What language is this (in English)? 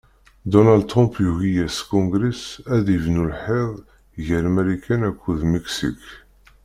Kabyle